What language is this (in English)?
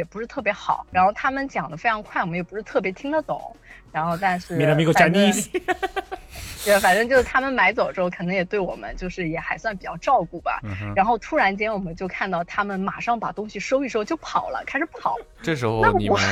Chinese